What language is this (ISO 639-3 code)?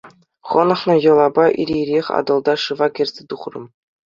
chv